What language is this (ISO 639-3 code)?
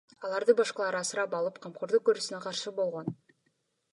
kir